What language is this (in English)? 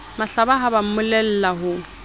Southern Sotho